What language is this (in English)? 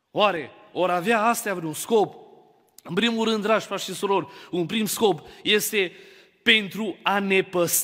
Romanian